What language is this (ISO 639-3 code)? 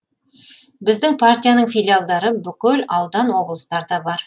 kaz